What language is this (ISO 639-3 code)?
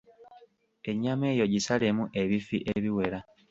lug